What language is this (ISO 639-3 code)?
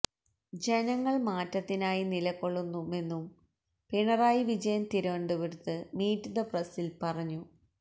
mal